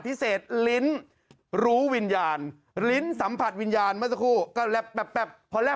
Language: Thai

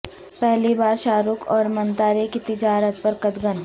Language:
Urdu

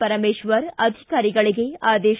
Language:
Kannada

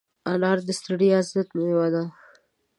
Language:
Pashto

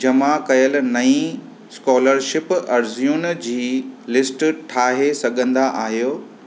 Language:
Sindhi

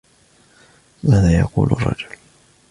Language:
Arabic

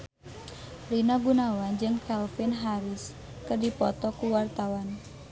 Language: Sundanese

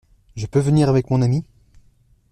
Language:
French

